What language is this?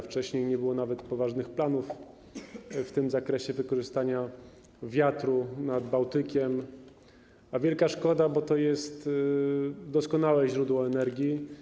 Polish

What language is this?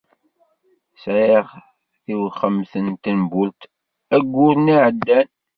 Kabyle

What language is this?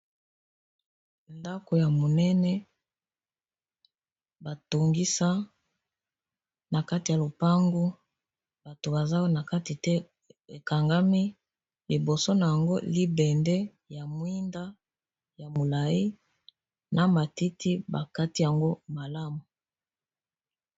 Lingala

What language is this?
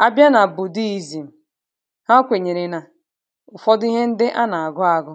Igbo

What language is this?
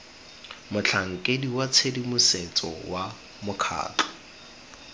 Tswana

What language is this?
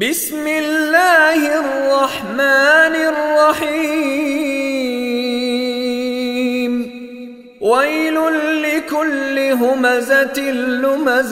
Arabic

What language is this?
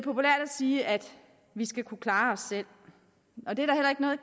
Danish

